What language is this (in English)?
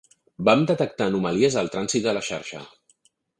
Catalan